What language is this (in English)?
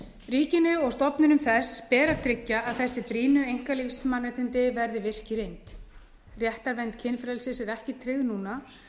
Icelandic